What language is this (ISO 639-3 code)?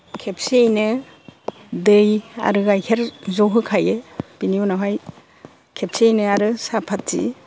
brx